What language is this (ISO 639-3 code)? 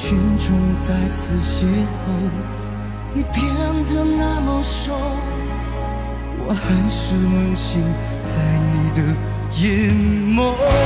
zho